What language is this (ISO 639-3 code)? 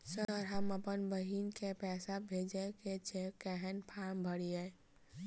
mai